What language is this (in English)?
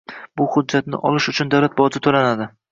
Uzbek